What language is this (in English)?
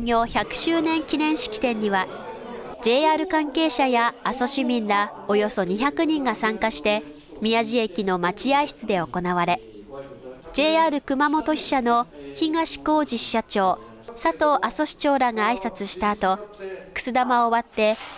Japanese